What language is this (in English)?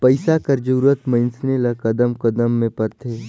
Chhattisgarhi